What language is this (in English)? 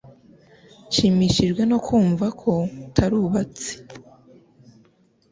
Kinyarwanda